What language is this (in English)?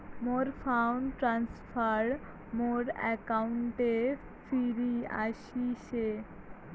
Bangla